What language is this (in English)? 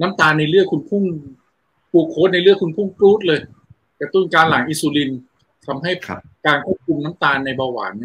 Thai